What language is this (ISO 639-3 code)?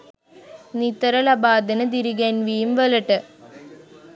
sin